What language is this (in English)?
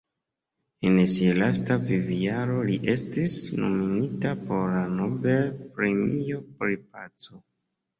Esperanto